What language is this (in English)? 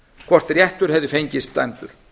Icelandic